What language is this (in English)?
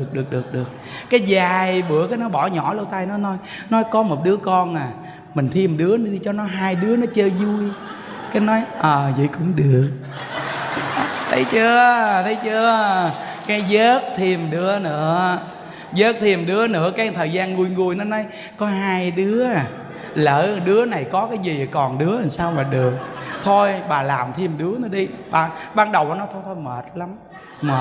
Vietnamese